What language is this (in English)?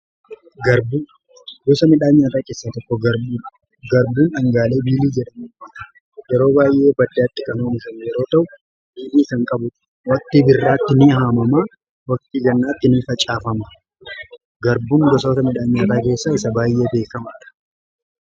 Oromo